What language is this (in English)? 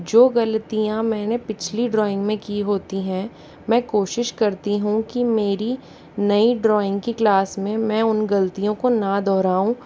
Hindi